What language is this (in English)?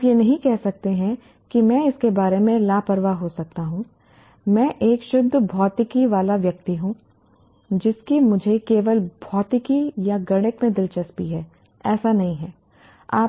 Hindi